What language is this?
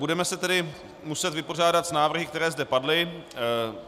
Czech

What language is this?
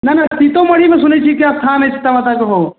Maithili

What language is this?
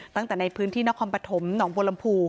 Thai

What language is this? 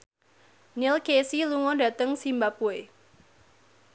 Javanese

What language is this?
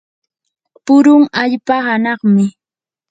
Yanahuanca Pasco Quechua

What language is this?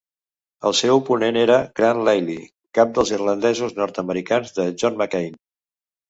Catalan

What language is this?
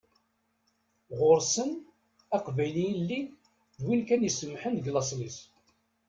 Kabyle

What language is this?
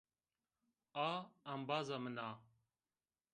Zaza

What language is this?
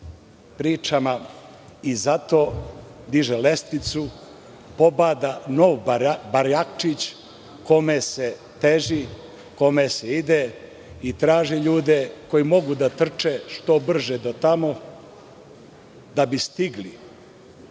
Serbian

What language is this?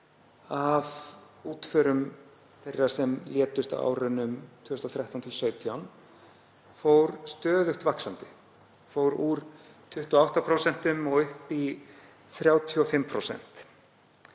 Icelandic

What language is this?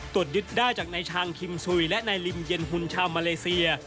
Thai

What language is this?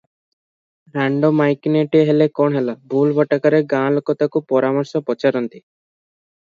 Odia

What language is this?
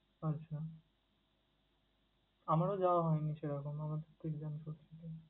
Bangla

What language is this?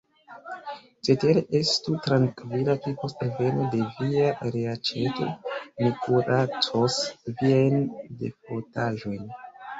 Esperanto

